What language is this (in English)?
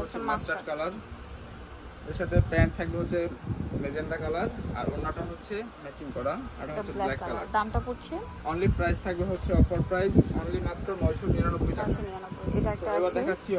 Bangla